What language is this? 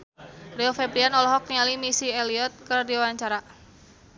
Sundanese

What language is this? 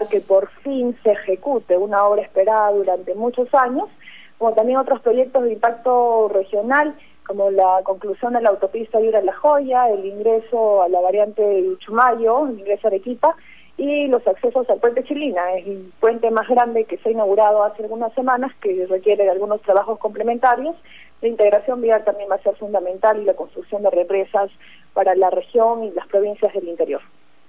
Spanish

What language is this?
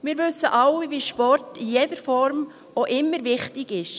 Swiss German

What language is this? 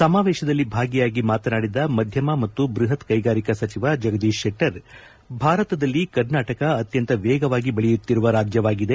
Kannada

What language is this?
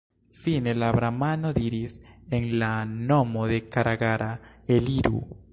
Esperanto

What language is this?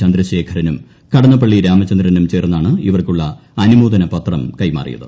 Malayalam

